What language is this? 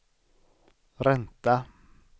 Swedish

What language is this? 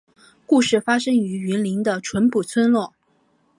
Chinese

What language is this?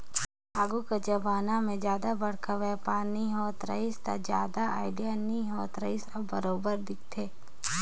Chhattisgarhi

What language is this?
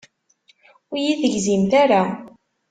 Kabyle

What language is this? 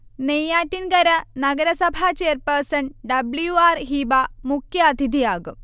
Malayalam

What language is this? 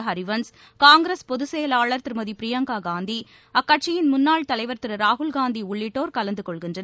Tamil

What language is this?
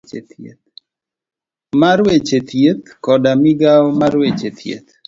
Luo (Kenya and Tanzania)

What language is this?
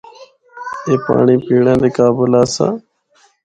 Northern Hindko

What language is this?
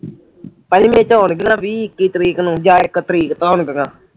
Punjabi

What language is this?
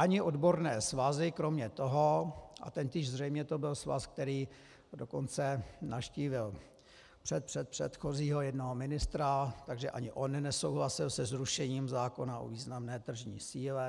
Czech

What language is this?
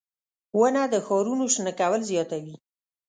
Pashto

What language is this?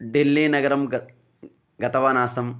Sanskrit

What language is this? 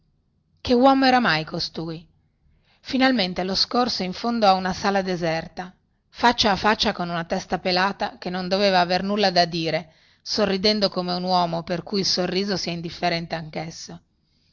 Italian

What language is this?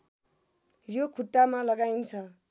Nepali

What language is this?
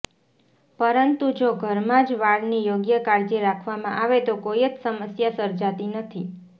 Gujarati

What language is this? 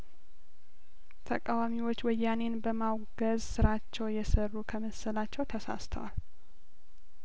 Amharic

